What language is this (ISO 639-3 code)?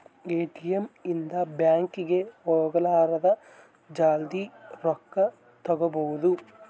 kan